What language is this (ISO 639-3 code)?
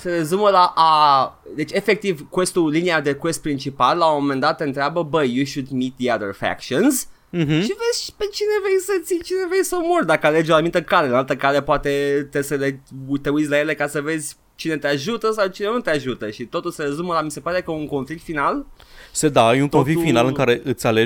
ron